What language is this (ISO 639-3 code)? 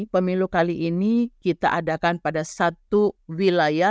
ind